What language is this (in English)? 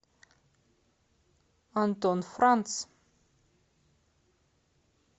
Russian